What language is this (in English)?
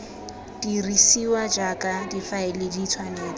Tswana